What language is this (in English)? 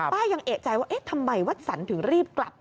Thai